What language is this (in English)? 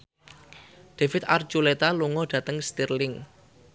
Javanese